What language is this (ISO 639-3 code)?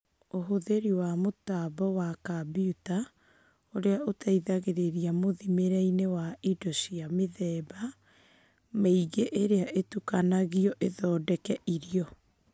kik